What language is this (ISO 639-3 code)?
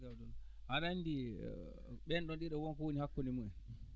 ful